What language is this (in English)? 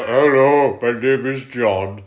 English